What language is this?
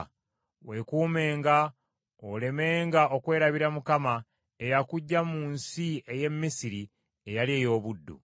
Ganda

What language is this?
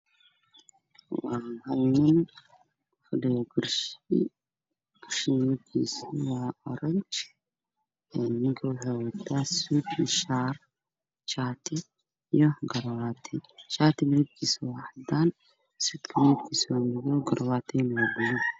Somali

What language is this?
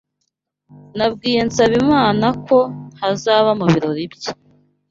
Kinyarwanda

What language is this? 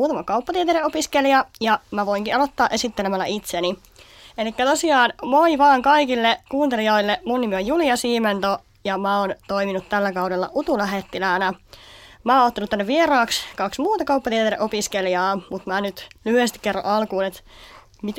Finnish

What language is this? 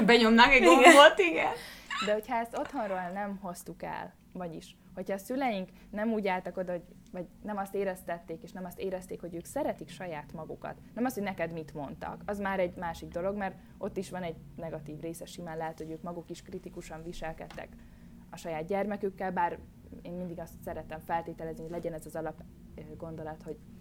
Hungarian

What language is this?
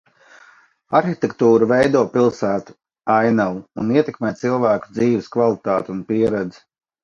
Latvian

